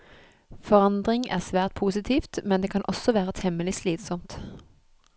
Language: Norwegian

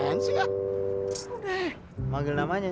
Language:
Indonesian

